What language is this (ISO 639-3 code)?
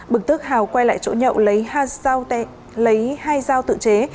vie